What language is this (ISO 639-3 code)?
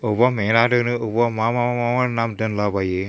brx